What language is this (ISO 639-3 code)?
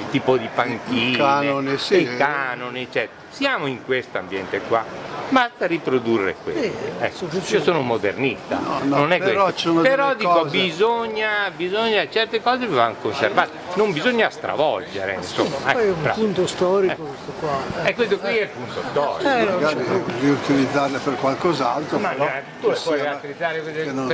ita